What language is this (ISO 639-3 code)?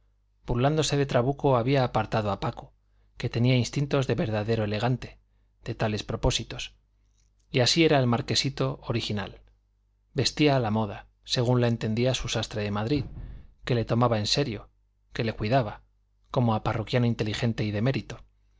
spa